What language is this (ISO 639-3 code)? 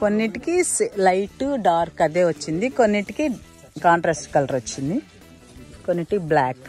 tel